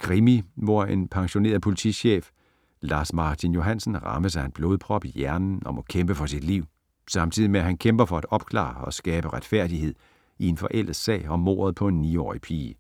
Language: Danish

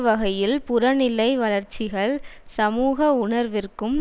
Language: Tamil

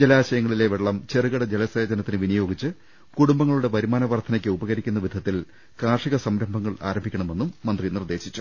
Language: Malayalam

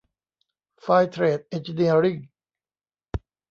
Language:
Thai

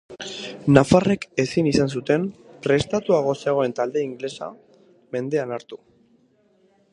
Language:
Basque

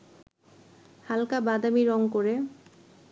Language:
Bangla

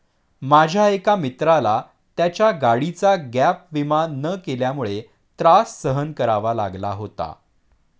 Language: Marathi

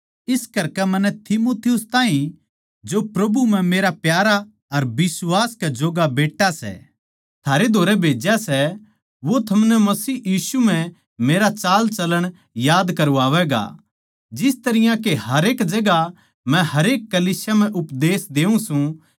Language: Haryanvi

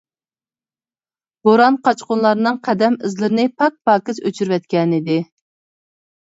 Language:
Uyghur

